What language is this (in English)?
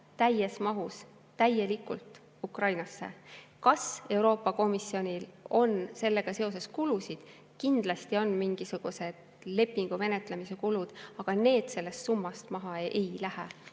Estonian